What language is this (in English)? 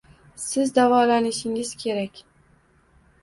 Uzbek